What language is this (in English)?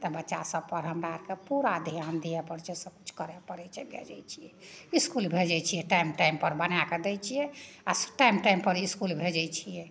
Maithili